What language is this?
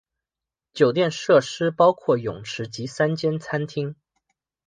Chinese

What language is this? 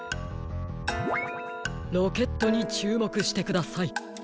Japanese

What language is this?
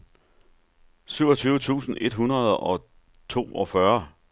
Danish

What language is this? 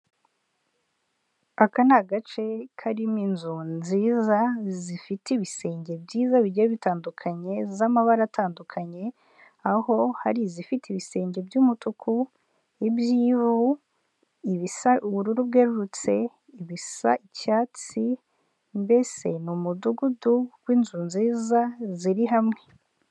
Kinyarwanda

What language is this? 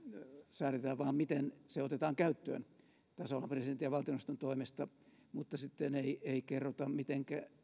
Finnish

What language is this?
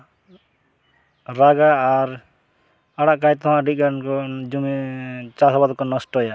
Santali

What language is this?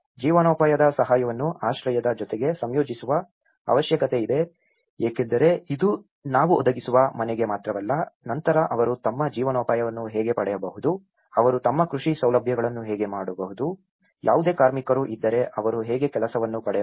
Kannada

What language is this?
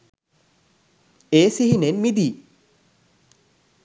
Sinhala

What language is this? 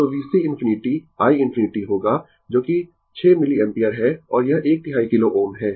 Hindi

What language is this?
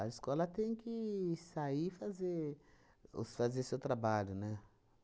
Portuguese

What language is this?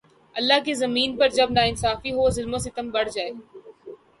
Urdu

